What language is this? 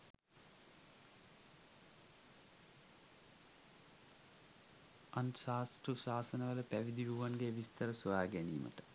Sinhala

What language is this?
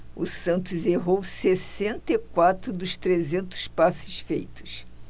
Portuguese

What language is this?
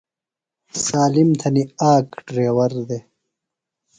Phalura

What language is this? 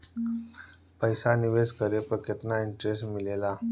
Bhojpuri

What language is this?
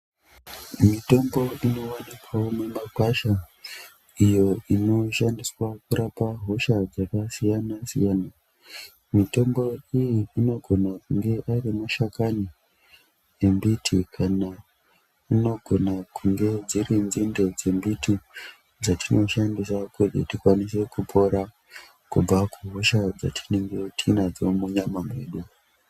Ndau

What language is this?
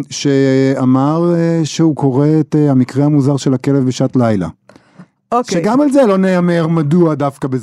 Hebrew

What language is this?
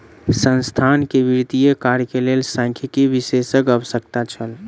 Maithili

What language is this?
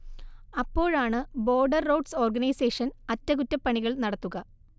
Malayalam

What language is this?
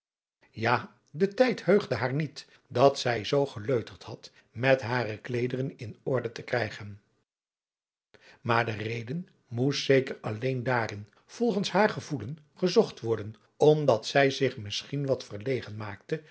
Dutch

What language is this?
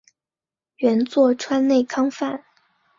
Chinese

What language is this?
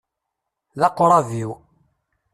Kabyle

